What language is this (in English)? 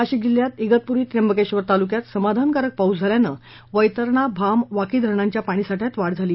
Marathi